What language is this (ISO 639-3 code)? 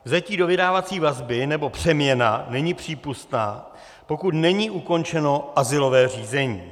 ces